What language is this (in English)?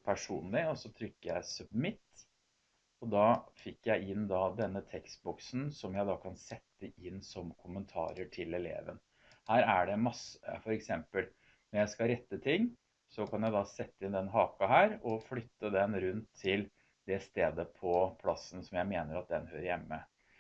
Norwegian